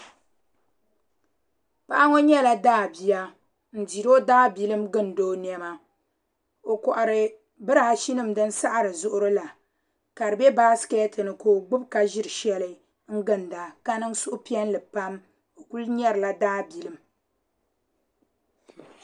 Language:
Dagbani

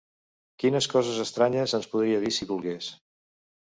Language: Catalan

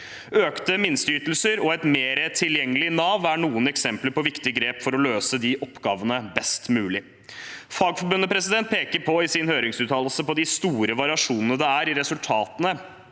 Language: Norwegian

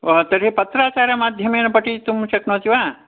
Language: Sanskrit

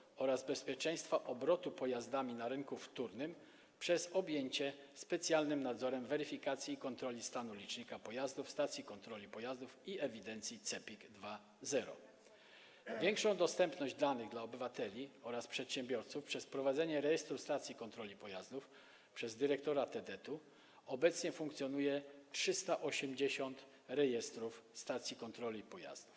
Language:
Polish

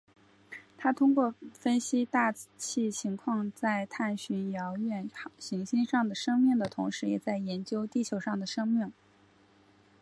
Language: Chinese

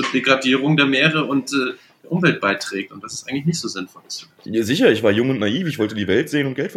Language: German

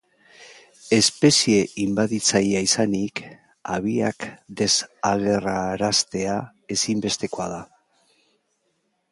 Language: Basque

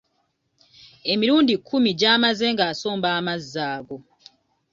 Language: Ganda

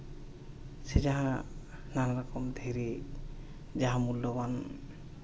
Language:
Santali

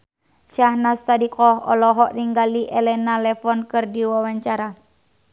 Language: Sundanese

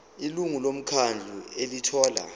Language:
Zulu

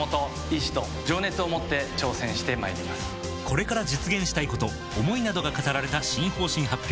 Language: Japanese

